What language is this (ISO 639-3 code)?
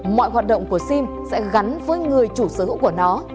vie